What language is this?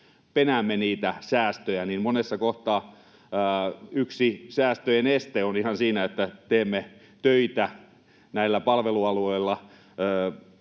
Finnish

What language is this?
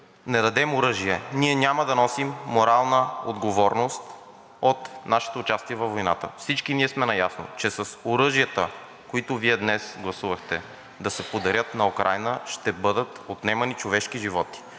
Bulgarian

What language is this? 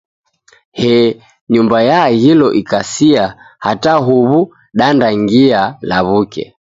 Taita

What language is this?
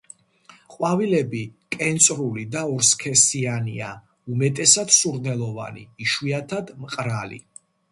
Georgian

